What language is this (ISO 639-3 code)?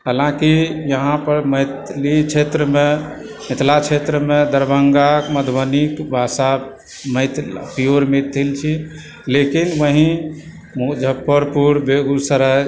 mai